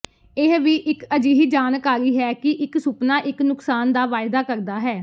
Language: Punjabi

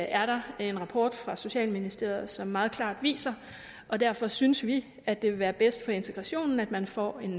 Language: Danish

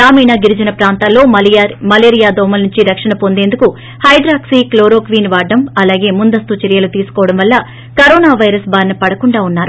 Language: Telugu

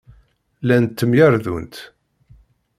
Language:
Kabyle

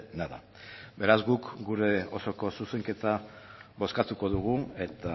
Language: Basque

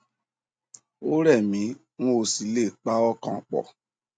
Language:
Yoruba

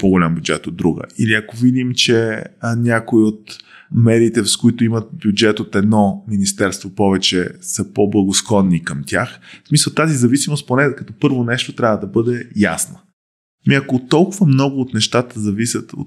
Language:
Bulgarian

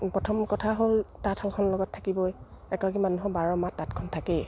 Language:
Assamese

